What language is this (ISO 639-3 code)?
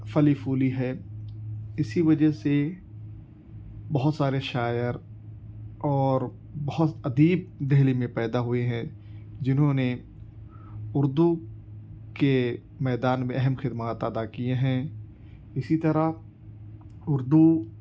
urd